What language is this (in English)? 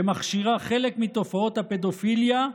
Hebrew